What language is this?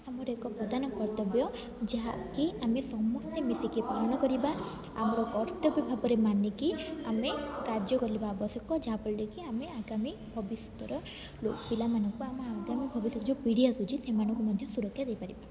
Odia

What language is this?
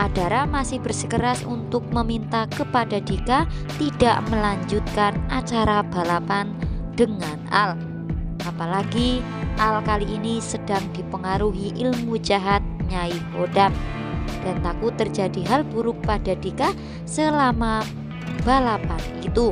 Indonesian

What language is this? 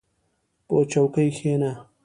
Pashto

